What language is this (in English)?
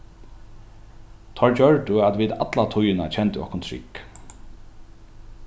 Faroese